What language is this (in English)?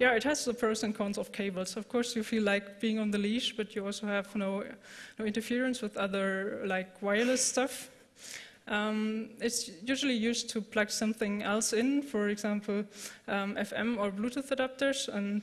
English